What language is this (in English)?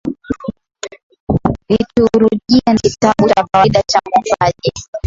Swahili